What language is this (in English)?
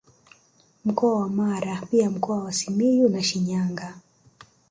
Swahili